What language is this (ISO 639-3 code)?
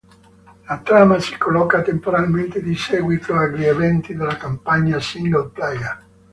ita